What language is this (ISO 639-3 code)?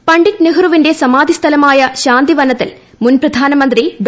mal